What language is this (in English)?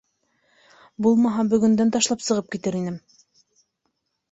Bashkir